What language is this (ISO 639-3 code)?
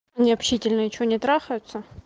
rus